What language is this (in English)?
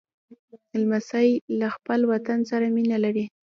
Pashto